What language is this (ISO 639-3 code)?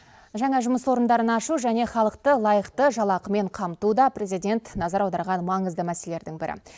kaz